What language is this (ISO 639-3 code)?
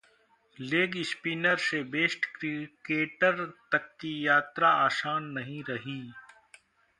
hin